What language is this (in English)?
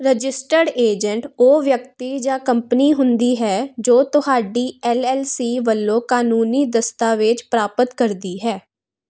Punjabi